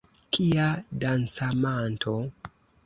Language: Esperanto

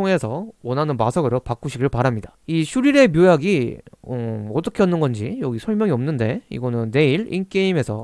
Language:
Korean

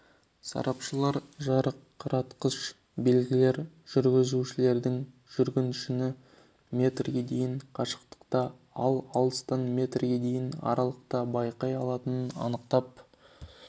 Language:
Kazakh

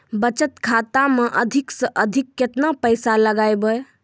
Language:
Maithili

